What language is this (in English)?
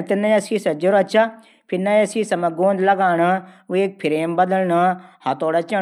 Garhwali